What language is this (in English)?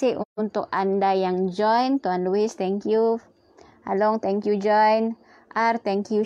Malay